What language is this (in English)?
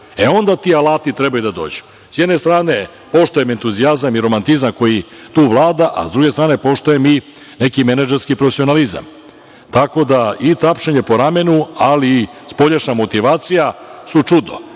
Serbian